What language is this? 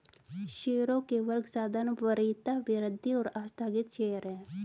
Hindi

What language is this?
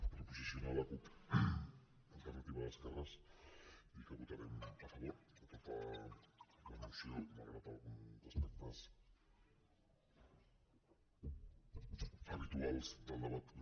Catalan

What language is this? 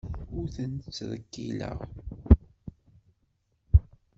Kabyle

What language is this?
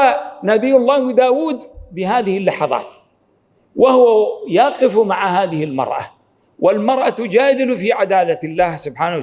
Arabic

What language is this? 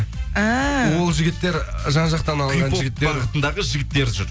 Kazakh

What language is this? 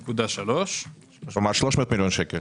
Hebrew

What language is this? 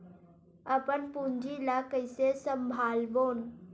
Chhattisgarhi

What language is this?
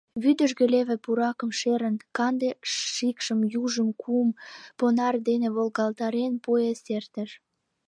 Mari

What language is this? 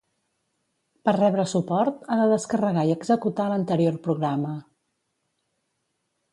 Catalan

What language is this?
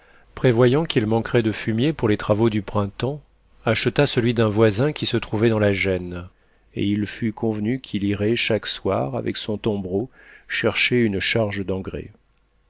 French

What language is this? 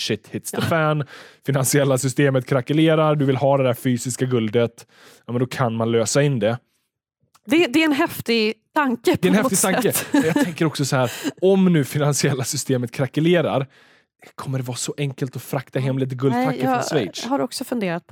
Swedish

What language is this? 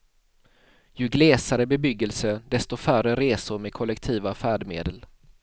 Swedish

